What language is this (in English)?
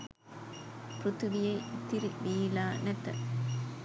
Sinhala